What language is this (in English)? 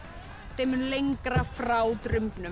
Icelandic